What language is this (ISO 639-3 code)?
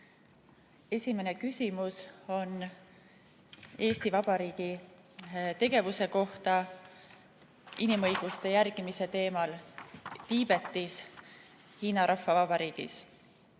est